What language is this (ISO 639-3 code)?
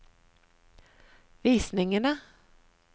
nor